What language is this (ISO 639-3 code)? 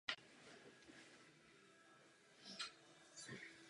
ces